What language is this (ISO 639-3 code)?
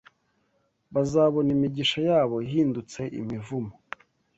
kin